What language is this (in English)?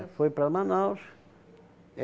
Portuguese